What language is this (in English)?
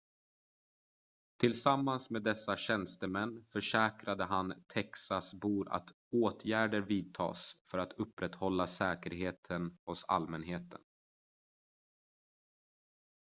Swedish